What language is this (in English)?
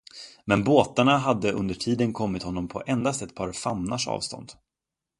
Swedish